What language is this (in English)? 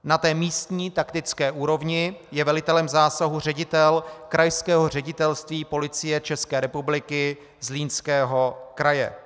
Czech